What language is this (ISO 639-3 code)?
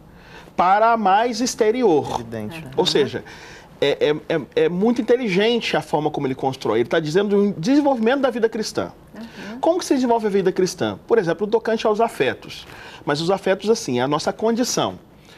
por